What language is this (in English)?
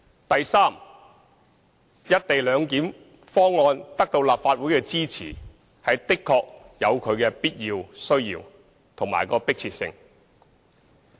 Cantonese